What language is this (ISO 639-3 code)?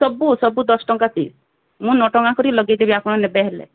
ori